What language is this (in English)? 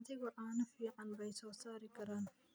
Somali